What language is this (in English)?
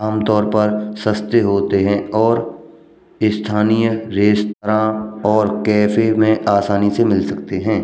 Braj